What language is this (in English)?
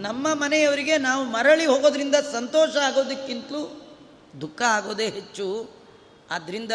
Kannada